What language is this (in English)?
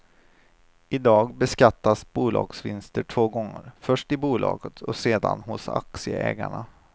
Swedish